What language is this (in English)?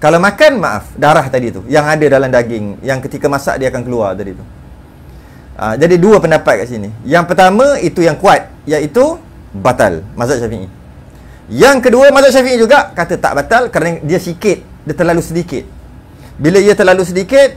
Malay